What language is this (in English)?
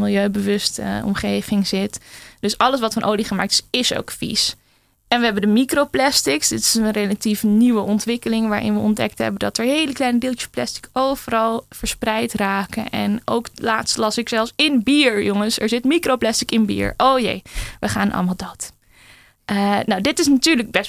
Dutch